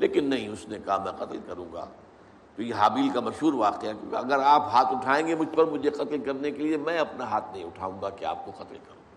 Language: Urdu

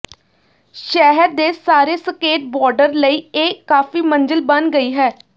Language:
Punjabi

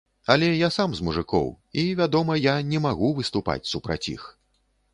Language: Belarusian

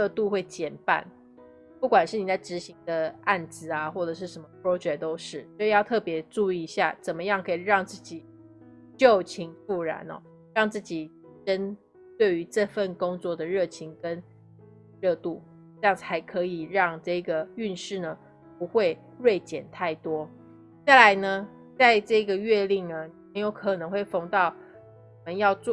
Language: Chinese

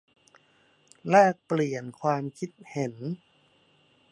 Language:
Thai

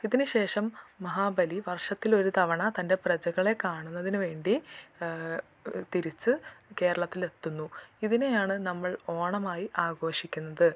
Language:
Malayalam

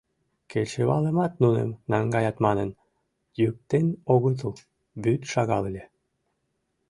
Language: Mari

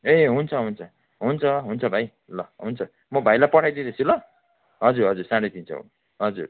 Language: Nepali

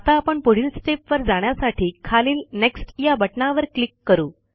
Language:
Marathi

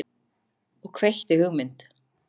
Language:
Icelandic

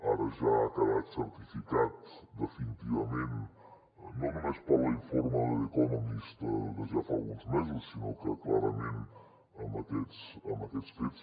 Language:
Catalan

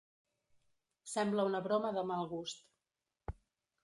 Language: Catalan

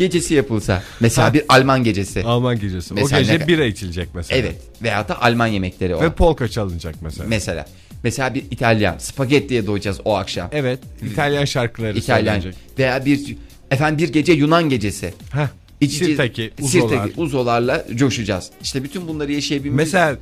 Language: Turkish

